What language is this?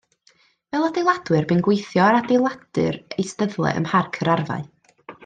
Welsh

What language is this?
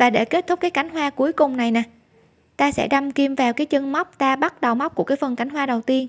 Vietnamese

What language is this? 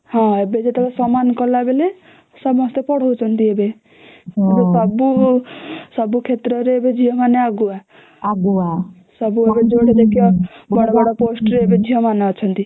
Odia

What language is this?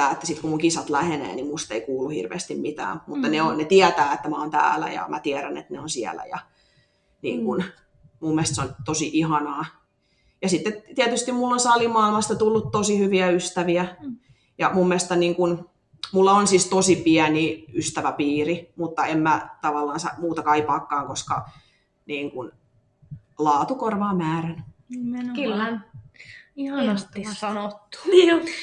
Finnish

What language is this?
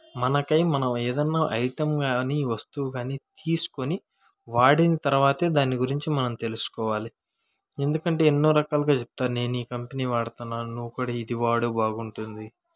Telugu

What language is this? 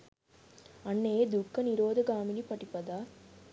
Sinhala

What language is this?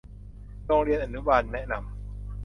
Thai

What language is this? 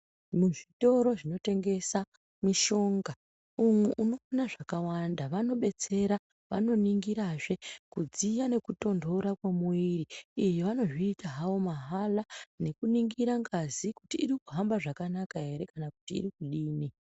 Ndau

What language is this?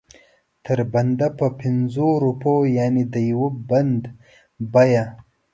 Pashto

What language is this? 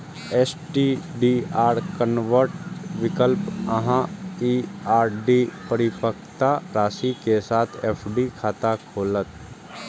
Maithili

